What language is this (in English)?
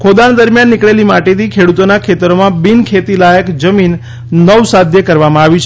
Gujarati